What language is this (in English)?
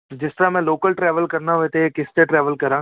Punjabi